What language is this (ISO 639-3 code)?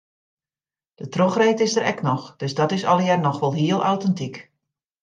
fry